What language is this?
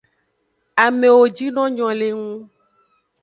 Aja (Benin)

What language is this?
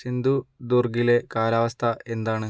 Malayalam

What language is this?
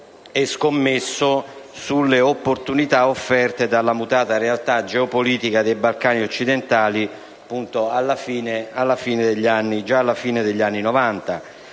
Italian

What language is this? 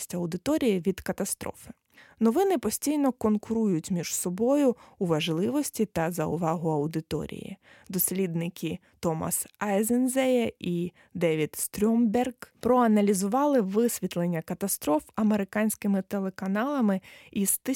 Ukrainian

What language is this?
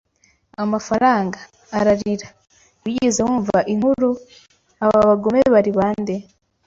Kinyarwanda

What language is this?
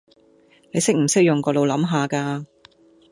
Cantonese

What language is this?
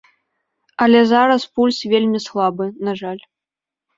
Belarusian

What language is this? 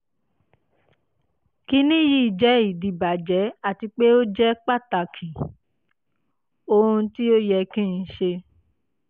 Yoruba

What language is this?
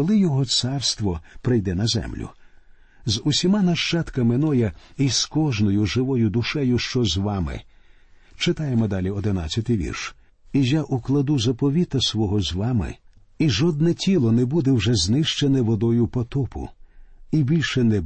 Ukrainian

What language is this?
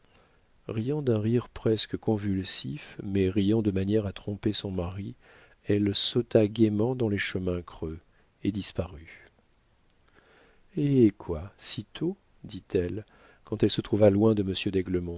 French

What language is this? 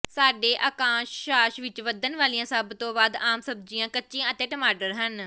Punjabi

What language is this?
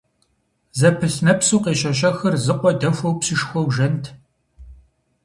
Kabardian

